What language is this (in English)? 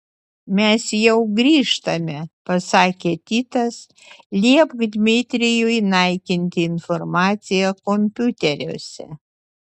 Lithuanian